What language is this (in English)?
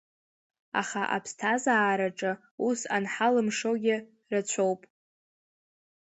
Abkhazian